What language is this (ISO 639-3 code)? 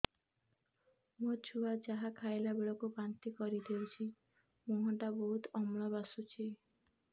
ori